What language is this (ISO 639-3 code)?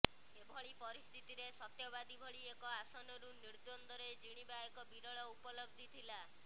ori